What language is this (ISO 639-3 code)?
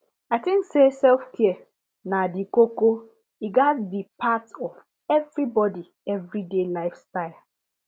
pcm